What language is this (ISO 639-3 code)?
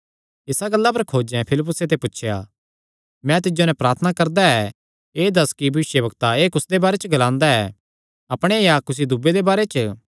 xnr